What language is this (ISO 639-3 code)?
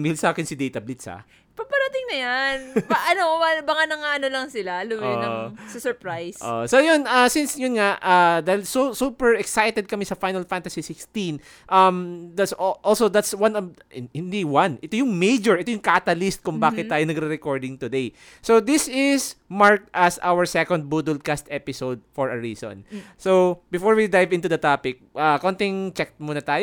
fil